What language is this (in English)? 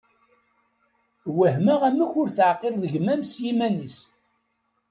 Kabyle